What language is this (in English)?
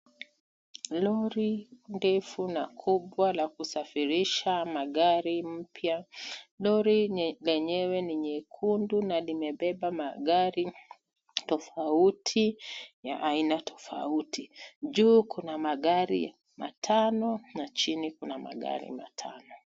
Swahili